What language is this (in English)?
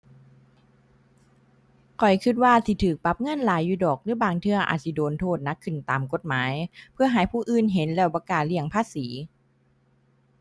Thai